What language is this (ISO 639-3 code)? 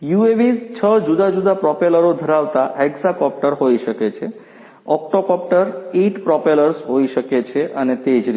guj